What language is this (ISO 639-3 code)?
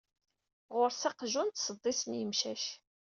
kab